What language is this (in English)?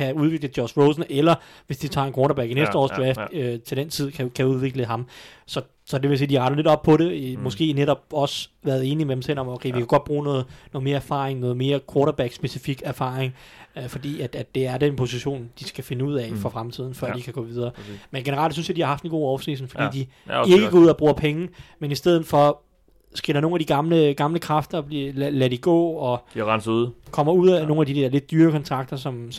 Danish